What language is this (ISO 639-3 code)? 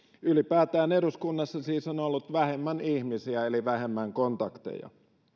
fin